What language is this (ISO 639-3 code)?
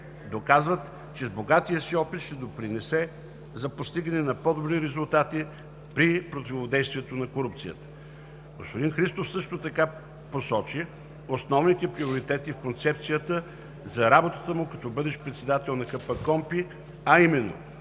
bul